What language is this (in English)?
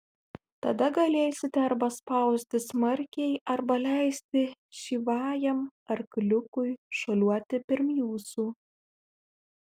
Lithuanian